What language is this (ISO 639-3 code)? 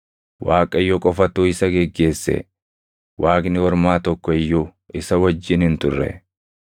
orm